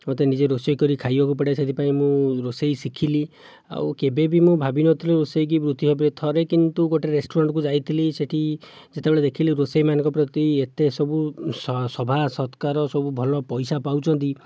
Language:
Odia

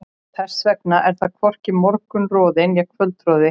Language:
Icelandic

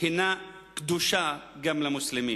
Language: Hebrew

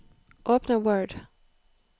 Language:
Norwegian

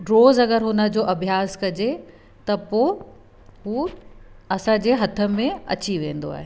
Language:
Sindhi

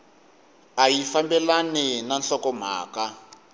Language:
Tsonga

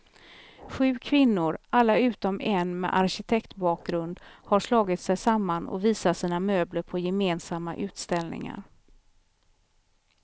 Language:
Swedish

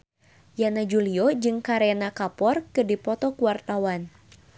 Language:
Sundanese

